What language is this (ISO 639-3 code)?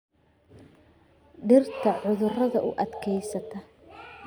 som